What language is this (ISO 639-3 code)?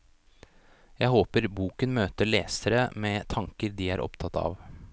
nor